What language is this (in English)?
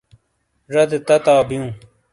Shina